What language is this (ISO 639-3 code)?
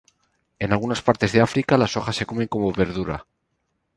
spa